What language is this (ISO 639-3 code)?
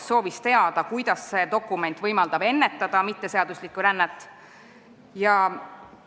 est